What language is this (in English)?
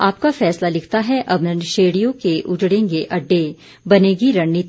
Hindi